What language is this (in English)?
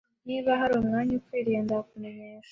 Kinyarwanda